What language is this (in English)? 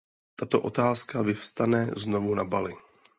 Czech